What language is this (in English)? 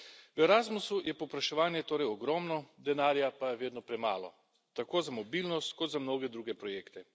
Slovenian